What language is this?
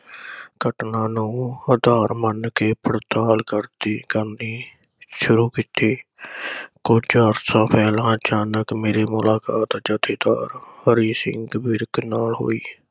Punjabi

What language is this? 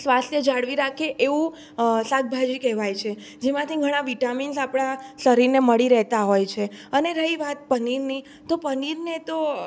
Gujarati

